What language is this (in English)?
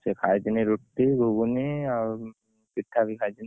Odia